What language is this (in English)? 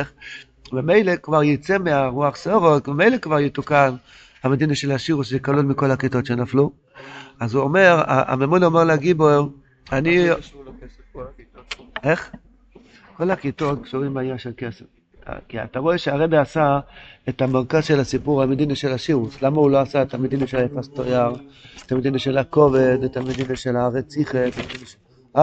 Hebrew